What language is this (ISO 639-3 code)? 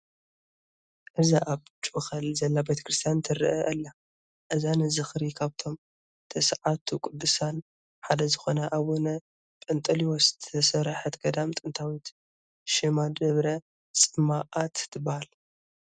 tir